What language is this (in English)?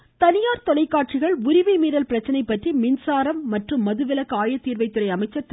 Tamil